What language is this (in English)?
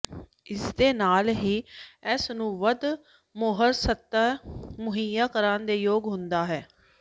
Punjabi